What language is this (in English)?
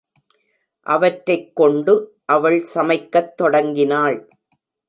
Tamil